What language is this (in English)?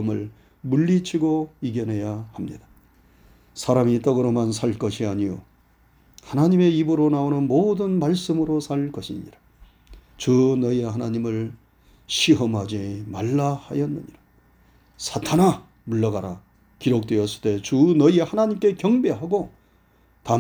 Korean